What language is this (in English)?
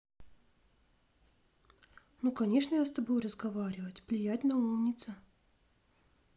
Russian